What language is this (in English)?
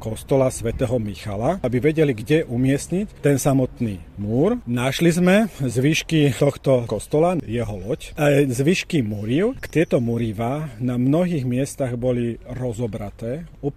Slovak